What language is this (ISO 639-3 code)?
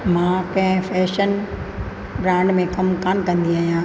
snd